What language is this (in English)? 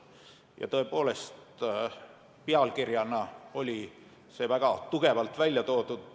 Estonian